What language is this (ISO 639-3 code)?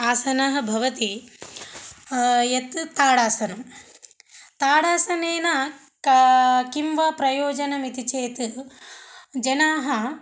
san